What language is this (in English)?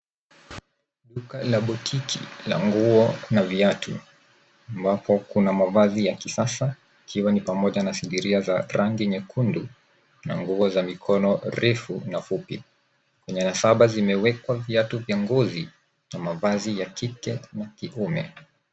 Swahili